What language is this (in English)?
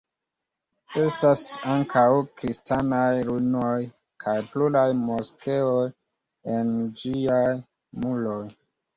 Esperanto